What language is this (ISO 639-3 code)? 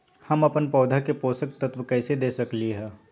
mag